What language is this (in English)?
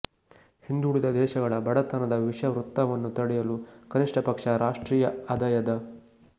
Kannada